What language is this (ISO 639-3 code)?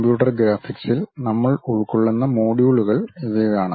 mal